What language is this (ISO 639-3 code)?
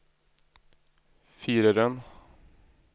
nor